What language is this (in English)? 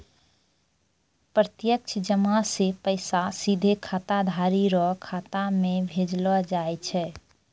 Maithili